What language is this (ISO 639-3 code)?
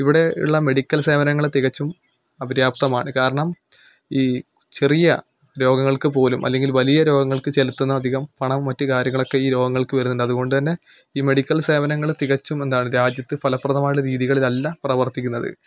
mal